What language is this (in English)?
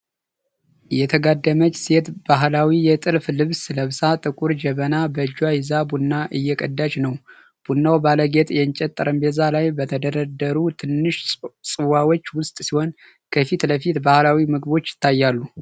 Amharic